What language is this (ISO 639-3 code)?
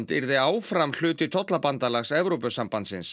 isl